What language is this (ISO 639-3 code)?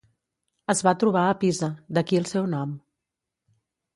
cat